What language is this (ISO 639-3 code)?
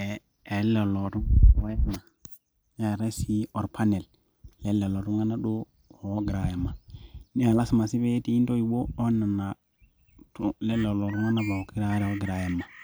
mas